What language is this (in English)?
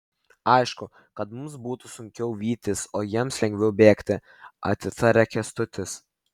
Lithuanian